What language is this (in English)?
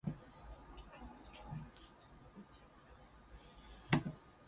English